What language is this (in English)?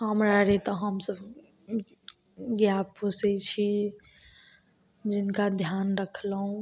Maithili